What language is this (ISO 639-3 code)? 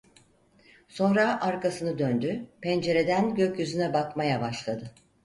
tur